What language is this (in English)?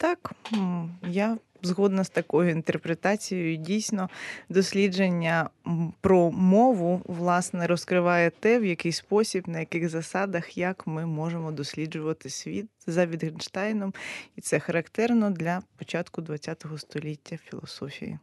Ukrainian